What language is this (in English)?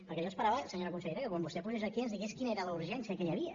Catalan